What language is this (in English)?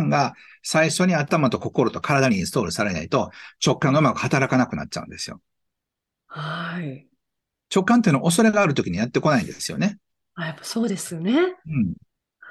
Japanese